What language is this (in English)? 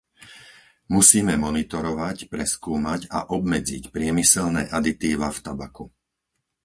Slovak